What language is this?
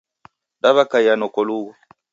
Taita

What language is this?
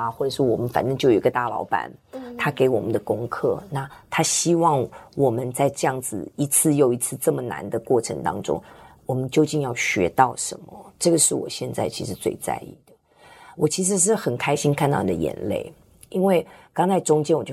Chinese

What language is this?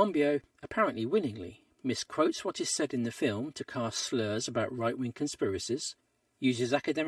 English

